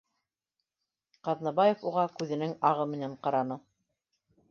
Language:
Bashkir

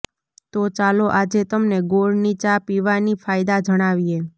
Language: Gujarati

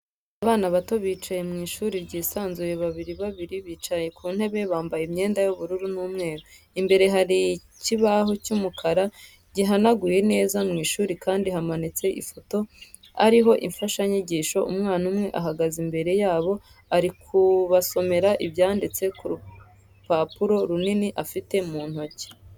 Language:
Kinyarwanda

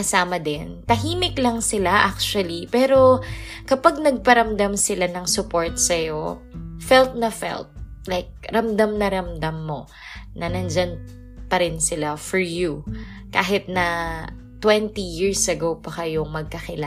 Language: Filipino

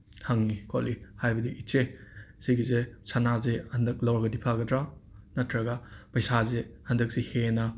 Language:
Manipuri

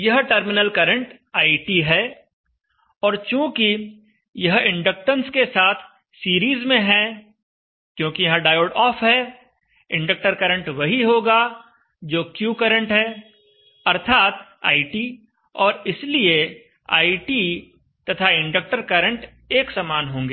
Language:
Hindi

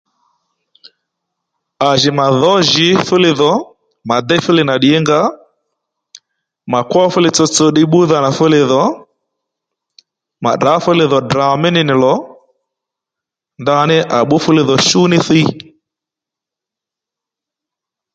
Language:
Lendu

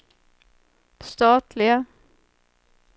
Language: Swedish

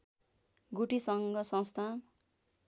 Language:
Nepali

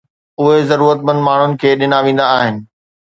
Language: Sindhi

